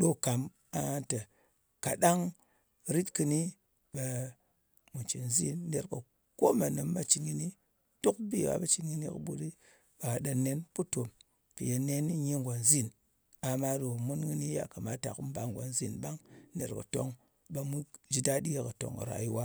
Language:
Ngas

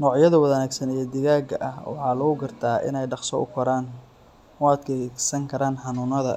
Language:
Somali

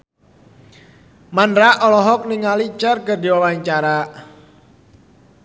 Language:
Sundanese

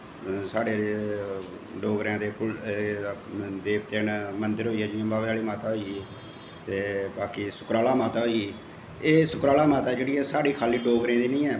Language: Dogri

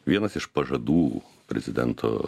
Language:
Lithuanian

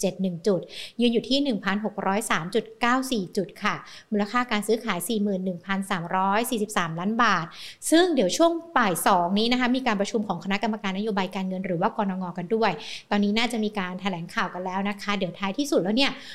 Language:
Thai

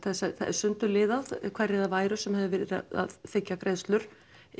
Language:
Icelandic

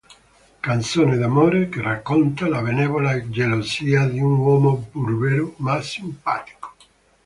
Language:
Italian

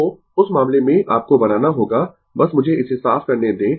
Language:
Hindi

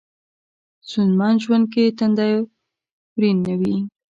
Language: Pashto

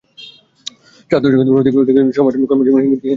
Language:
Bangla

